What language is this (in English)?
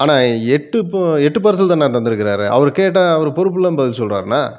Tamil